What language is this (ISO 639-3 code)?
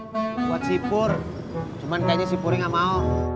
ind